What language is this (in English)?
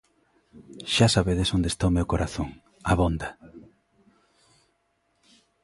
Galician